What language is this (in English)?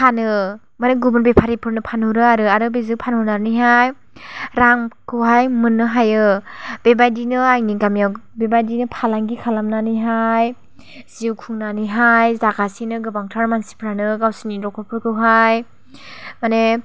Bodo